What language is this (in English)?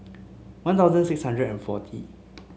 English